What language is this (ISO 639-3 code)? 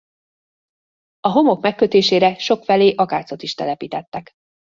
hun